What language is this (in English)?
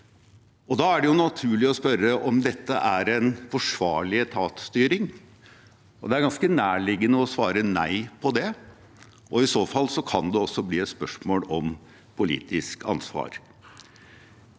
Norwegian